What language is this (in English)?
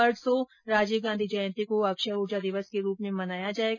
Hindi